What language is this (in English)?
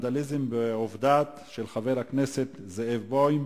Hebrew